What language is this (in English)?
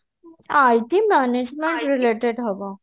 Odia